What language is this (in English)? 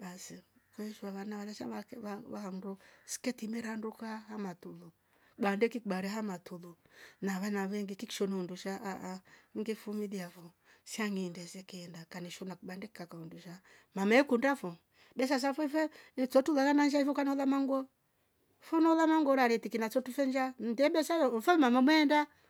Rombo